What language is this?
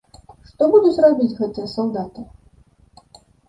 Belarusian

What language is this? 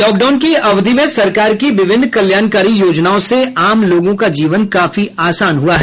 Hindi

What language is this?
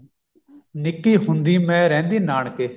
Punjabi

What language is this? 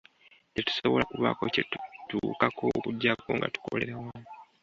Ganda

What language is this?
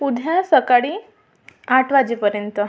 Marathi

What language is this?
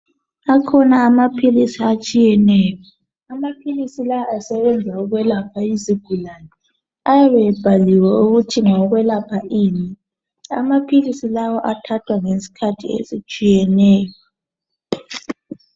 North Ndebele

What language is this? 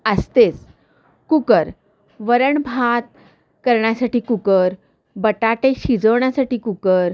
Marathi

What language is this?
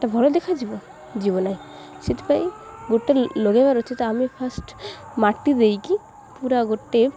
Odia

